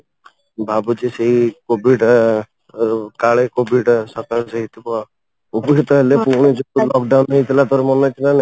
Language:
Odia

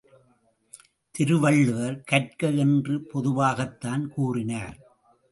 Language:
Tamil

